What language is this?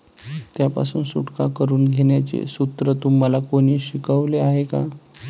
Marathi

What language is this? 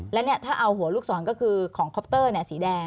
Thai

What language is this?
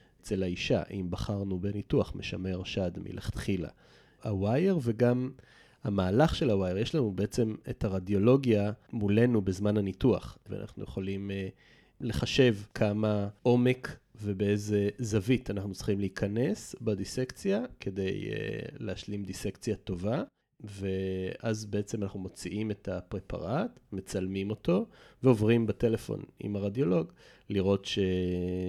Hebrew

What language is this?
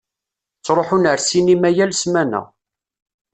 Kabyle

